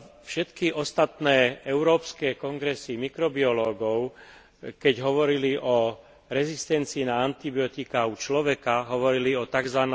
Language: Slovak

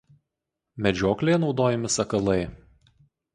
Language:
Lithuanian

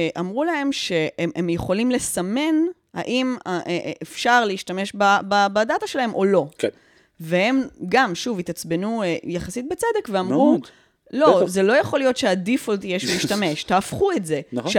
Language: Hebrew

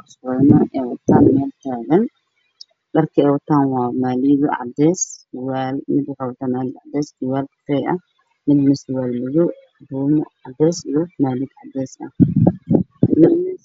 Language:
Somali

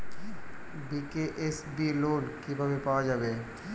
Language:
Bangla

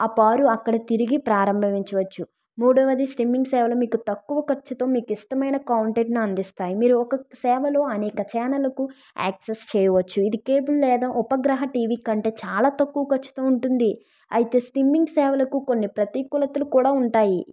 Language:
Telugu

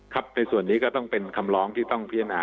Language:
Thai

